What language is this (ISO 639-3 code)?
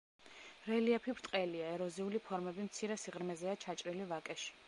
kat